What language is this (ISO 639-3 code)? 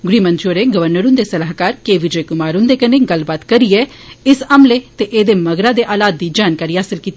doi